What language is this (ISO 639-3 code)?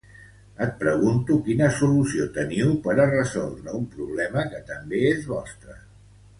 cat